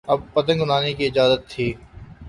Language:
Urdu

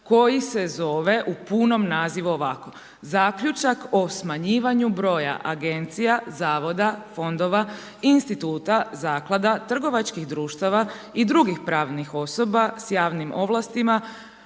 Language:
Croatian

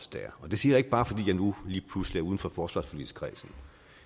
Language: Danish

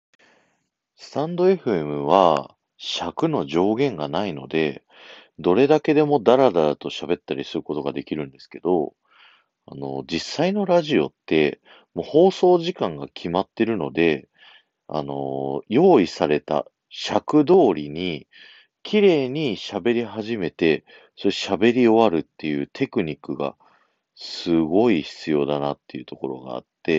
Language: Japanese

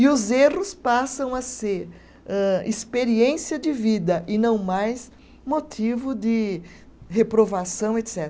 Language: Portuguese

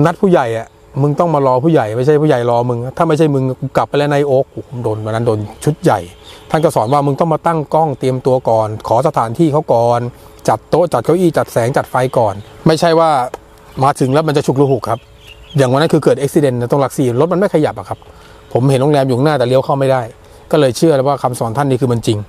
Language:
Thai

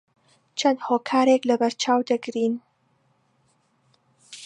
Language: Central Kurdish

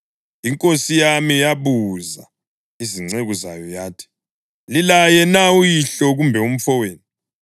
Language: North Ndebele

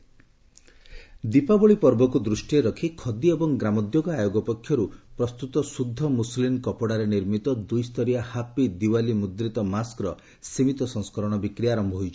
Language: Odia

